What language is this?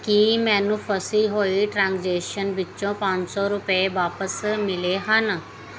Punjabi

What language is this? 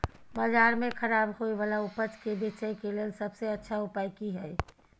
Maithili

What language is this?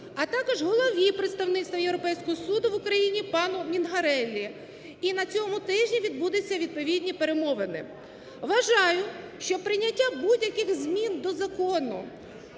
Ukrainian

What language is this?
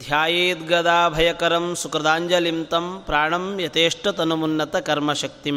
Kannada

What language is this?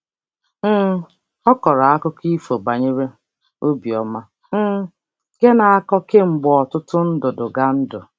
Igbo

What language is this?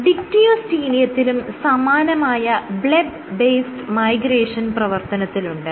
Malayalam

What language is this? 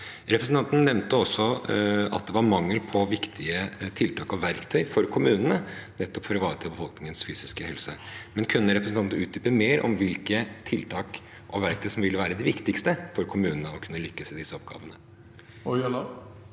Norwegian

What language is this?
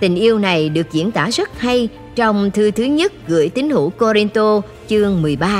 Vietnamese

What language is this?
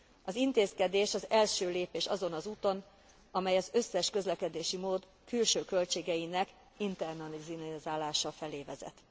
Hungarian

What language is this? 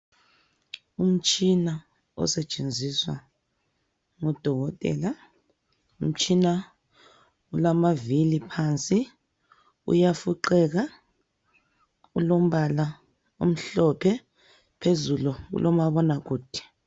North Ndebele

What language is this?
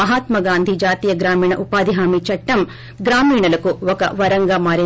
Telugu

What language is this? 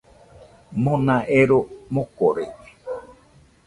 Nüpode Huitoto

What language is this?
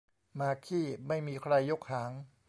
Thai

